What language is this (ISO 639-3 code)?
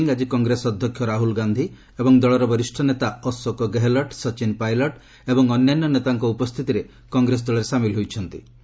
ori